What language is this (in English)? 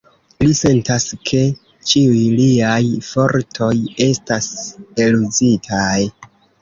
Esperanto